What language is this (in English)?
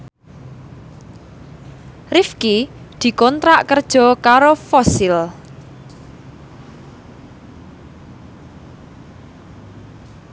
Javanese